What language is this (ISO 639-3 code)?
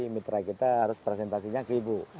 ind